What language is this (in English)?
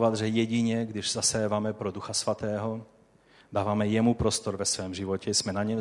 Czech